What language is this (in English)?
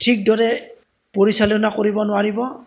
Assamese